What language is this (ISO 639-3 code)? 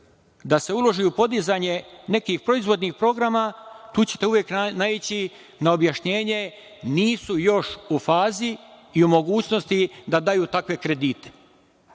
srp